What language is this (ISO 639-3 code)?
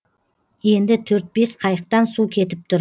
kaz